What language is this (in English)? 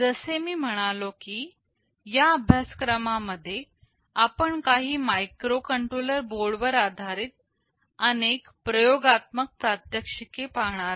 Marathi